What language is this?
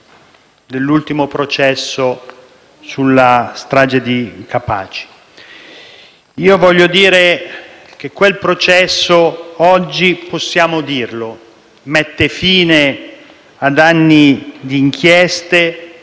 Italian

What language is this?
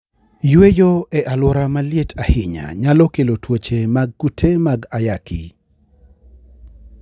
Luo (Kenya and Tanzania)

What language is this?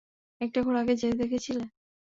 Bangla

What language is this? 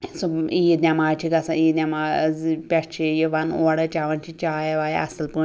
Kashmiri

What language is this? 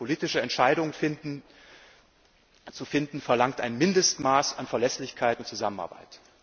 German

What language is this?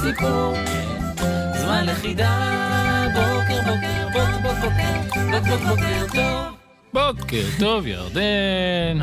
Hebrew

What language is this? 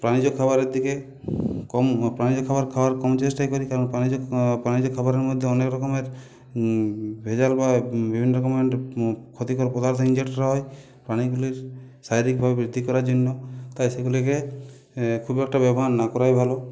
Bangla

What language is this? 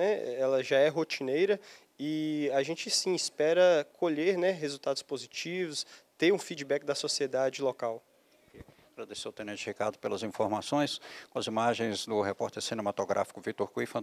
Portuguese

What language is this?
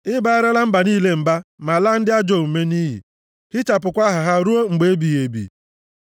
Igbo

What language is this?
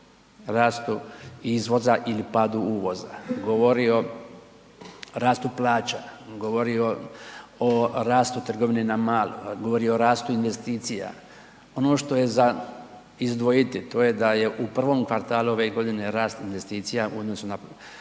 Croatian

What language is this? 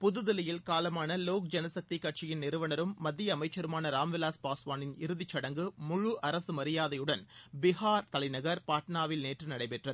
Tamil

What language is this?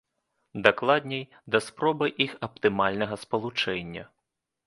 Belarusian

